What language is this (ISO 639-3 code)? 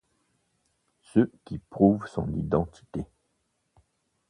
fra